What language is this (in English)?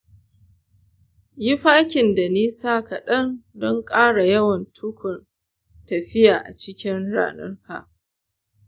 Hausa